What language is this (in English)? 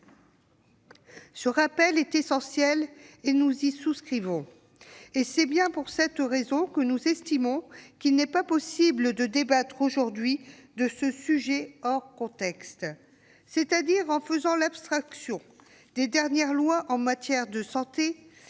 French